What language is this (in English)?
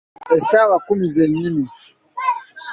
Ganda